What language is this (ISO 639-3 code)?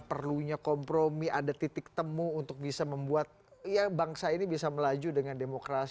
ind